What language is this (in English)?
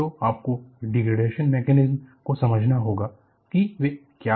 Hindi